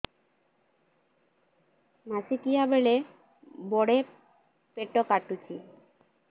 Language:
Odia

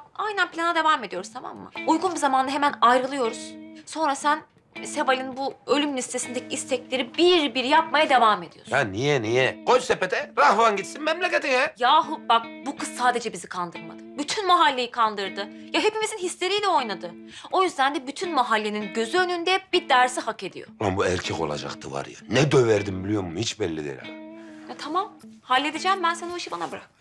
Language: Turkish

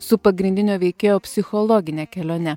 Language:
Lithuanian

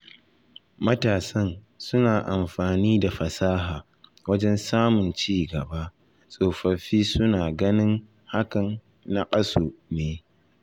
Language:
Hausa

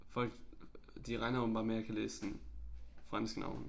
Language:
Danish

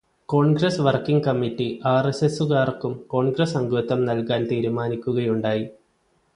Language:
Malayalam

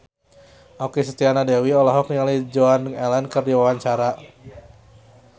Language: Sundanese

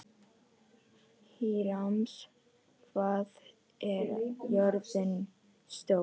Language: Icelandic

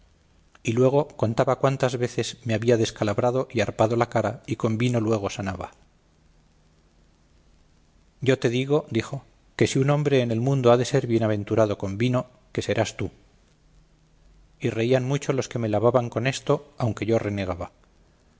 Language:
Spanish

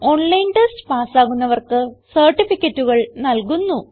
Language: Malayalam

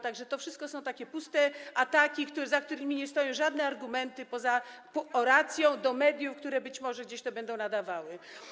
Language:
Polish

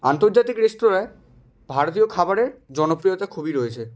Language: Bangla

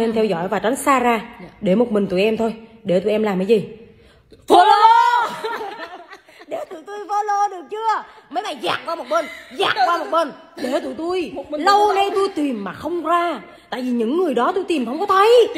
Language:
Vietnamese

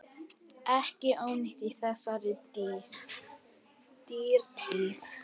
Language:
Icelandic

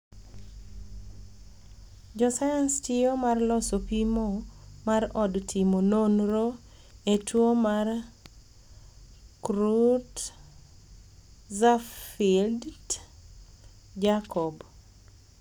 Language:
Luo (Kenya and Tanzania)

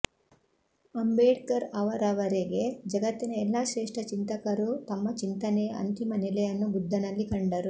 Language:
Kannada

